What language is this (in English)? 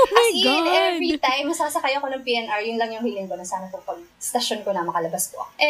Filipino